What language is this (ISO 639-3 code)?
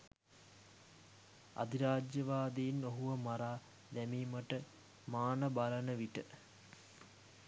sin